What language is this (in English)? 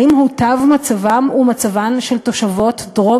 Hebrew